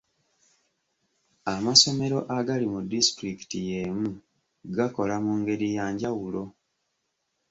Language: Ganda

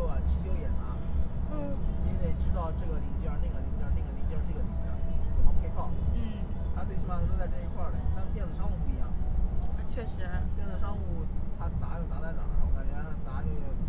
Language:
Chinese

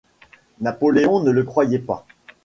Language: French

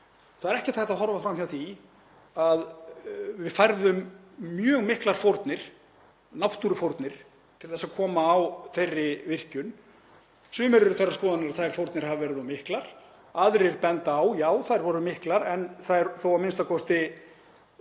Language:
Icelandic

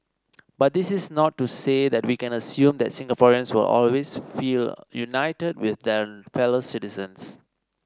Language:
English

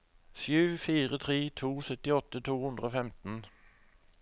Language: Norwegian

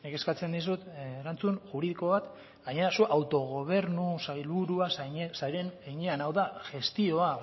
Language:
Basque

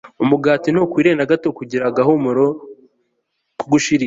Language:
Kinyarwanda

